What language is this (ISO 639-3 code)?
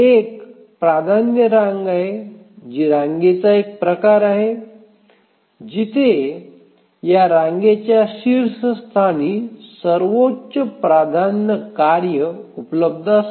mar